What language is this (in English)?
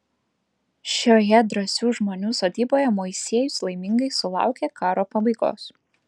Lithuanian